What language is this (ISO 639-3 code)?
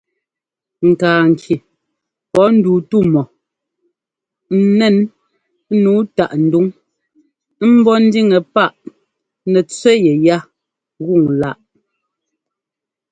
jgo